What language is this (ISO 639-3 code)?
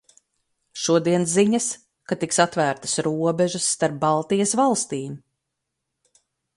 lav